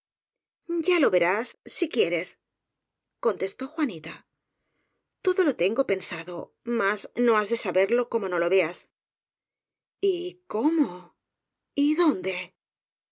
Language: Spanish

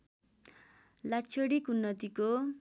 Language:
Nepali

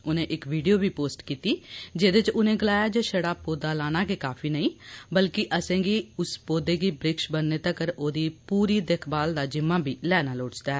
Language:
Dogri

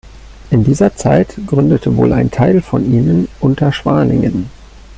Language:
German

